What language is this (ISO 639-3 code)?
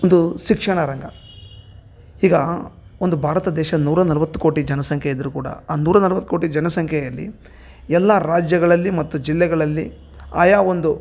kan